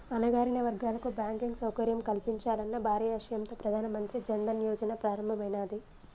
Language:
Telugu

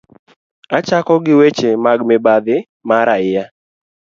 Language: Luo (Kenya and Tanzania)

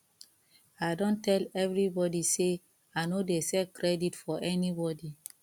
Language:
Nigerian Pidgin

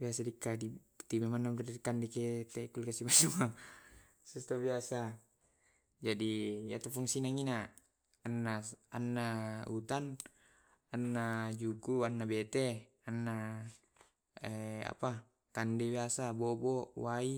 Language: Tae'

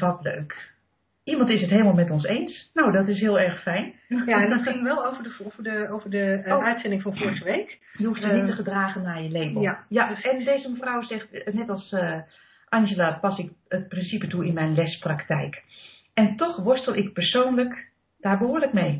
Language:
Dutch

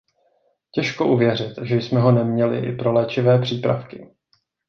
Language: Czech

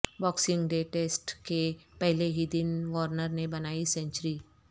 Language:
Urdu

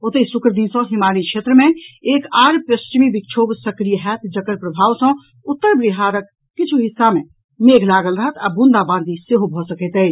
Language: Maithili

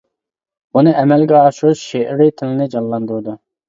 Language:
Uyghur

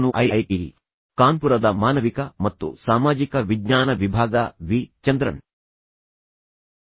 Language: Kannada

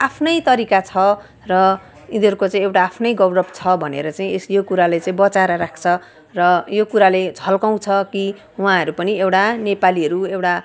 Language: Nepali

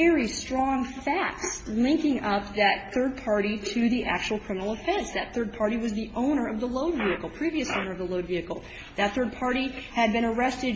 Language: English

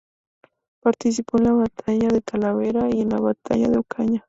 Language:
Spanish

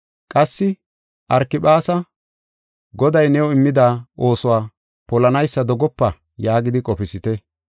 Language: Gofa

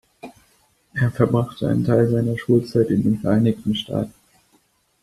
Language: German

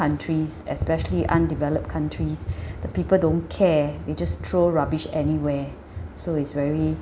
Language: English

